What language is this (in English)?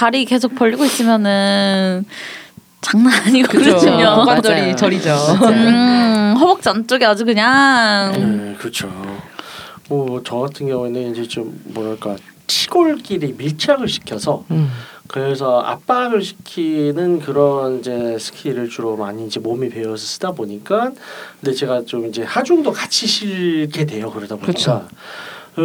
Korean